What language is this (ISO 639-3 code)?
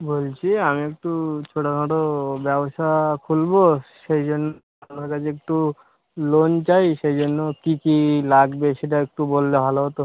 ben